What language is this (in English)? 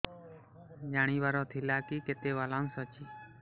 Odia